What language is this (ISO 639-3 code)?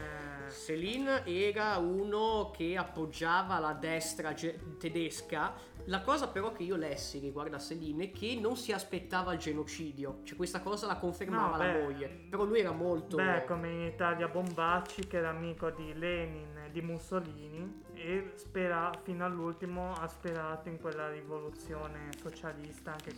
ita